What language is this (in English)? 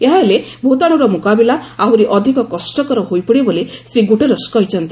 Odia